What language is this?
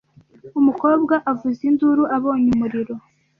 Kinyarwanda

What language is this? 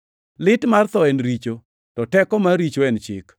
Luo (Kenya and Tanzania)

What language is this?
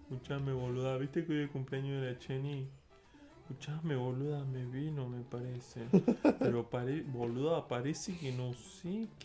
Spanish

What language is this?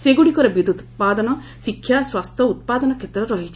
Odia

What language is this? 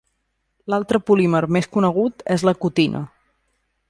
Catalan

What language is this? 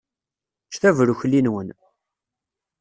Kabyle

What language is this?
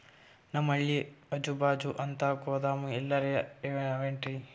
Kannada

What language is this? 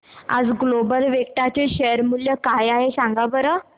Marathi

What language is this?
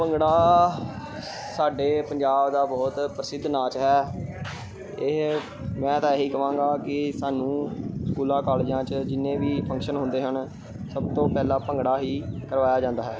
Punjabi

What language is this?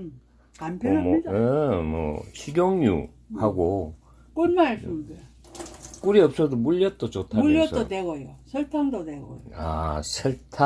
Korean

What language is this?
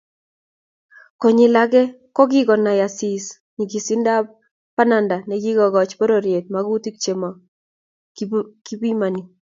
Kalenjin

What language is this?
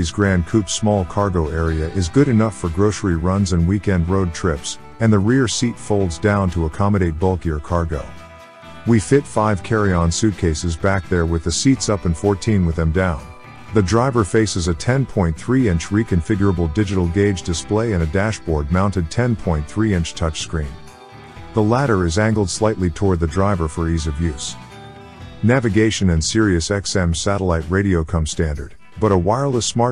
English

